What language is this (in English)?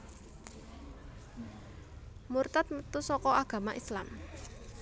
Javanese